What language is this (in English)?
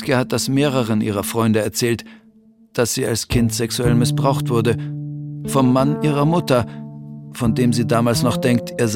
German